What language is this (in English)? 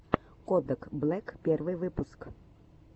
Russian